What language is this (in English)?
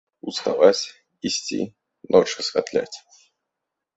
Belarusian